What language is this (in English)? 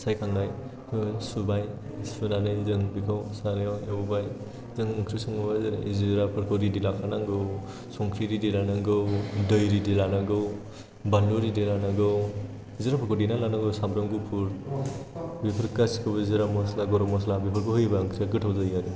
Bodo